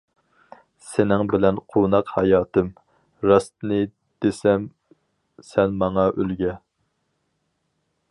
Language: Uyghur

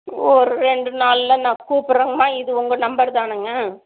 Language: Tamil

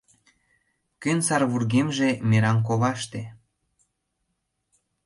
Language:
Mari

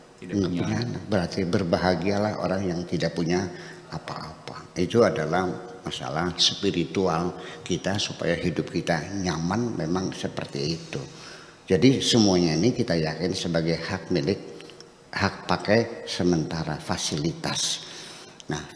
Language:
Indonesian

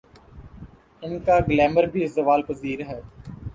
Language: Urdu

